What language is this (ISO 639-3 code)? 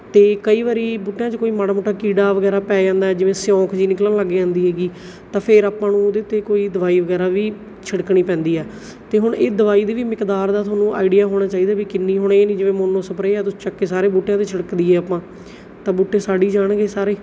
pan